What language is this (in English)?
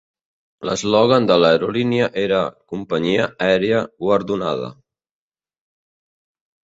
Catalan